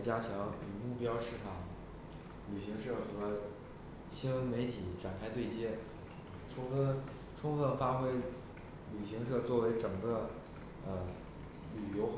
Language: Chinese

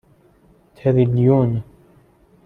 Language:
Persian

